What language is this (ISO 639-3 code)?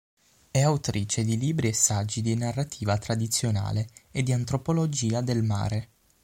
ita